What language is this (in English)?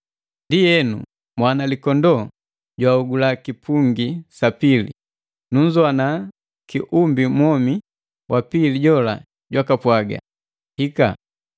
Matengo